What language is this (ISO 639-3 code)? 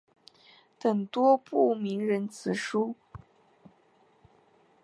zho